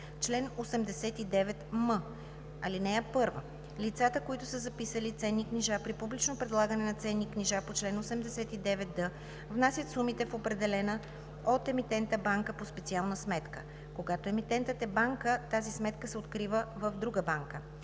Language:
Bulgarian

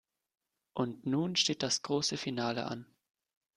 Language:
German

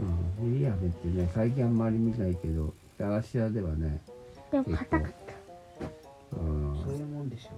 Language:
Japanese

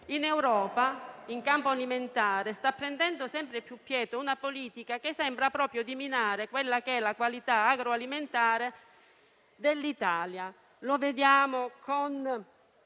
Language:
Italian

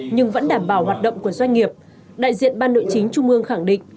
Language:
Vietnamese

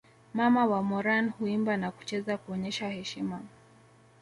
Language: Swahili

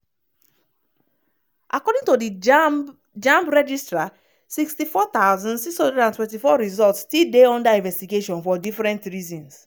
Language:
Nigerian Pidgin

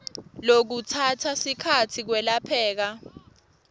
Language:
Swati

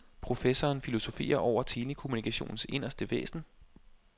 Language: Danish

